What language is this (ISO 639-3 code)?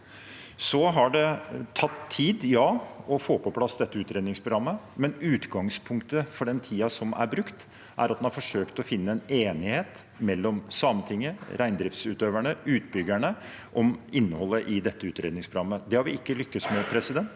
nor